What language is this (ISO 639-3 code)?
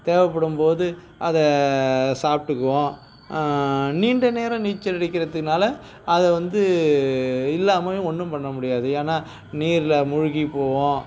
tam